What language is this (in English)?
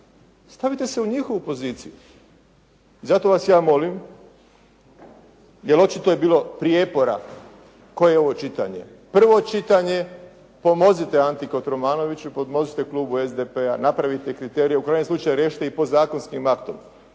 Croatian